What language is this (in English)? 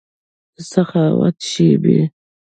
Pashto